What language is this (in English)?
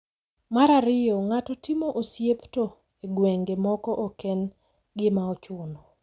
Luo (Kenya and Tanzania)